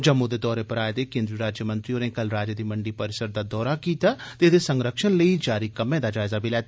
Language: Dogri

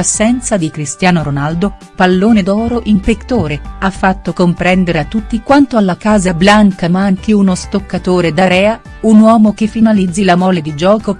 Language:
Italian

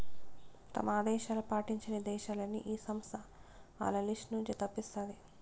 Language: Telugu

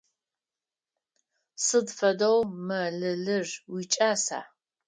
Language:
Adyghe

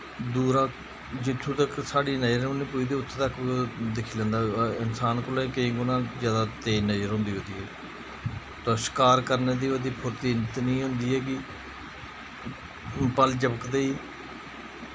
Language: Dogri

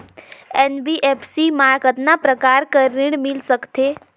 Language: Chhattisgarhi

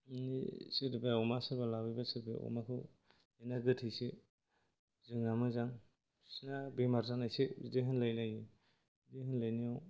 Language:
Bodo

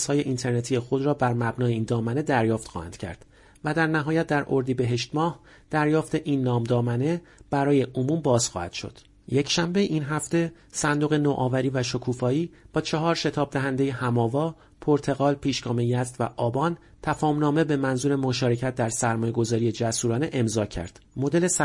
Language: Persian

